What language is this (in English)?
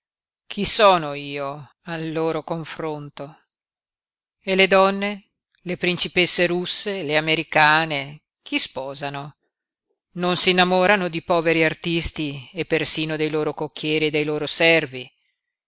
Italian